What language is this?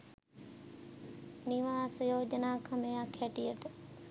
Sinhala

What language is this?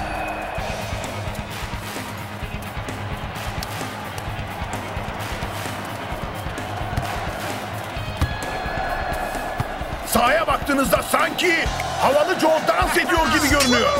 Turkish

